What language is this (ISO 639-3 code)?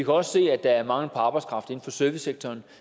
dan